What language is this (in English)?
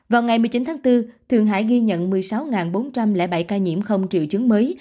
Vietnamese